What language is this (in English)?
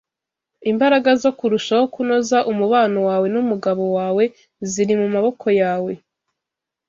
Kinyarwanda